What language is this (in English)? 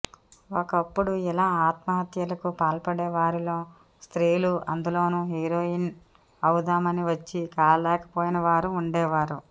Telugu